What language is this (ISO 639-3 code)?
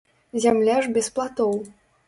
bel